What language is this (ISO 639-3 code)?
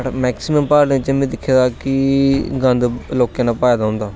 doi